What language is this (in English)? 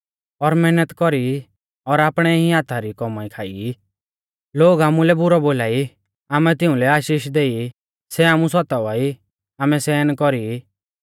Mahasu Pahari